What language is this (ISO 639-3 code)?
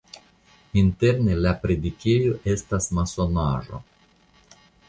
epo